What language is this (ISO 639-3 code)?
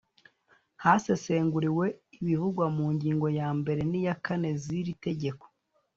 kin